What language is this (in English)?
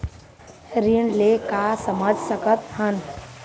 Chhattisgarhi